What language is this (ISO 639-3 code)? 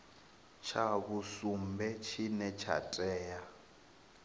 ven